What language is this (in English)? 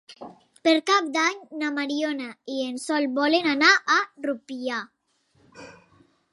Catalan